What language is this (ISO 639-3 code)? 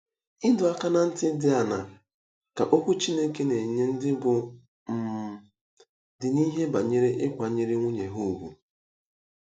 ibo